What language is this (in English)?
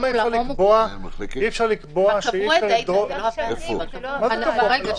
Hebrew